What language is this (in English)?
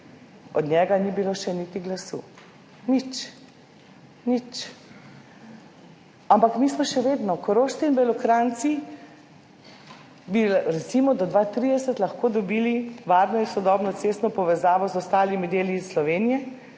Slovenian